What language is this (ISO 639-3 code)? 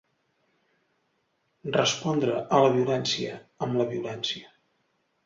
cat